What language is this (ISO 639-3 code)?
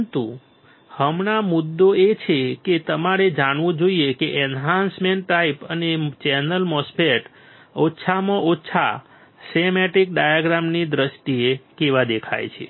guj